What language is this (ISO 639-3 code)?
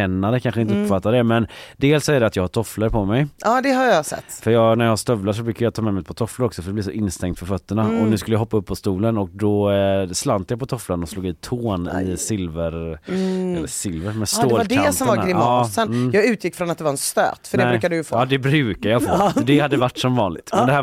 swe